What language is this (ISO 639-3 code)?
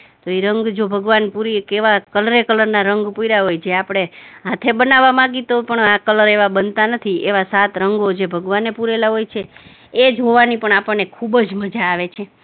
guj